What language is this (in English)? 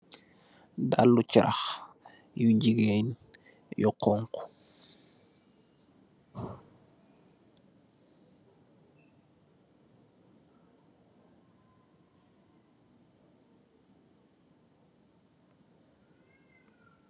Wolof